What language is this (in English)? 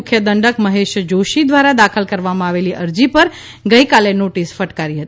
Gujarati